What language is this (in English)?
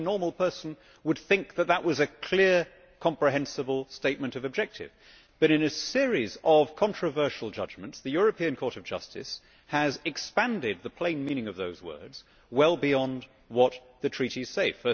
English